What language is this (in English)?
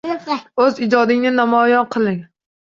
Uzbek